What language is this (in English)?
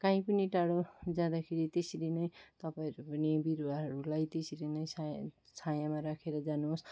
Nepali